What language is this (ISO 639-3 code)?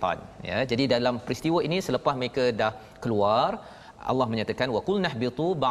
msa